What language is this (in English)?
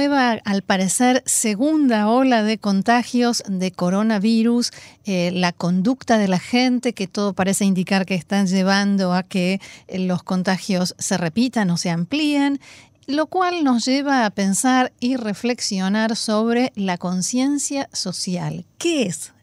Spanish